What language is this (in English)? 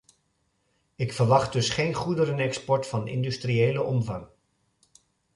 Dutch